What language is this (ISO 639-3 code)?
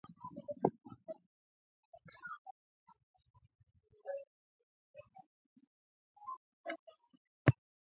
swa